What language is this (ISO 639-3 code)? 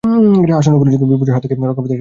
ben